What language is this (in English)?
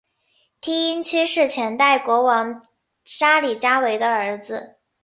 Chinese